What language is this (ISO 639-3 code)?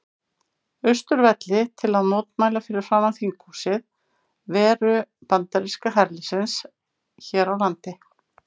isl